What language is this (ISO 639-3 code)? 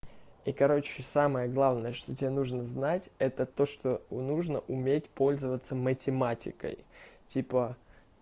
rus